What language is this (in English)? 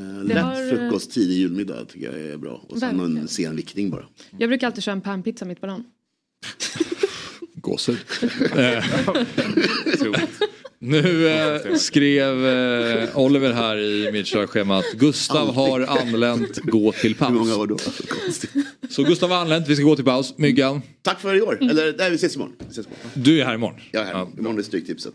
Swedish